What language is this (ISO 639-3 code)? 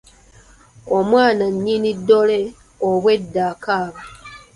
lug